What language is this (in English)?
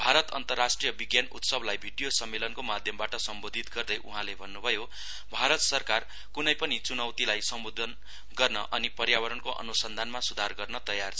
Nepali